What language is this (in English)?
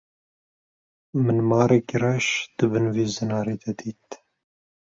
Kurdish